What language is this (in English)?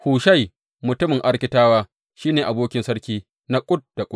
Hausa